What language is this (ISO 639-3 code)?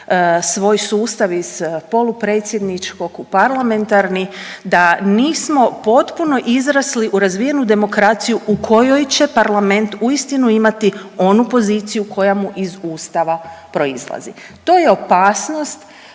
hrv